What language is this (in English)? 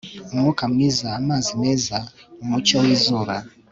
Kinyarwanda